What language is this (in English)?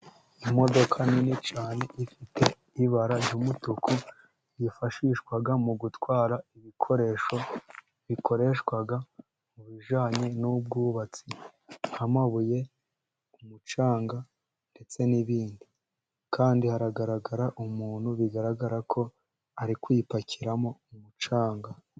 Kinyarwanda